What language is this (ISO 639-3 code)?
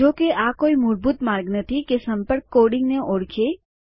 guj